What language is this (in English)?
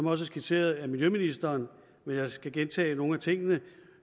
Danish